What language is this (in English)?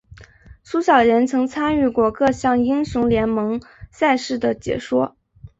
Chinese